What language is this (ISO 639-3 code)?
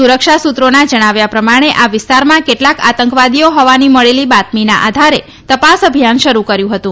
guj